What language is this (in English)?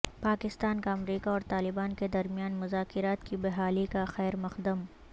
Urdu